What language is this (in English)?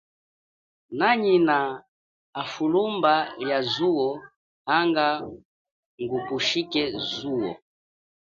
Chokwe